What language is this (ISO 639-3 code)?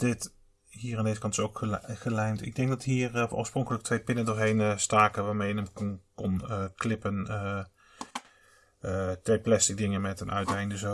nld